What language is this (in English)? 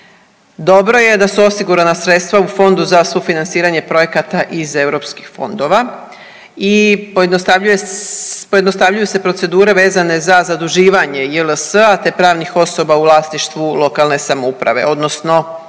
Croatian